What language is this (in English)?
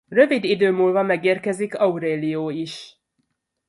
Hungarian